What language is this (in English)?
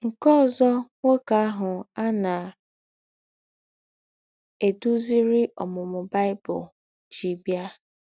Igbo